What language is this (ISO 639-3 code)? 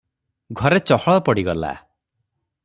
ori